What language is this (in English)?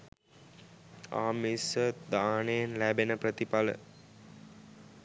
Sinhala